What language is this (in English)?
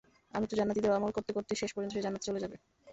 Bangla